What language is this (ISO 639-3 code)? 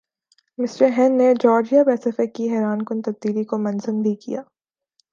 urd